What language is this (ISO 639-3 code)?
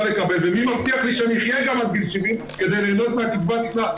heb